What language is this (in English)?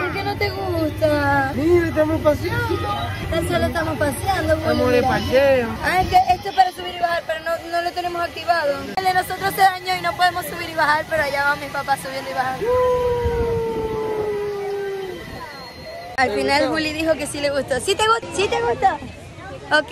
Spanish